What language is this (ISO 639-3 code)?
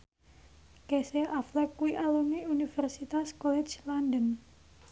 jav